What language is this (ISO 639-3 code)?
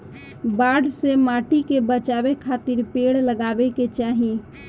bho